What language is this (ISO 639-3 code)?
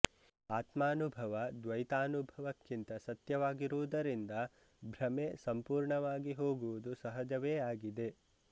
kan